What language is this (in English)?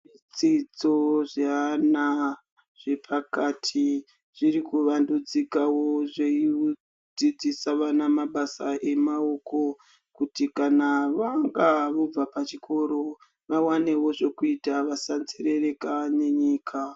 Ndau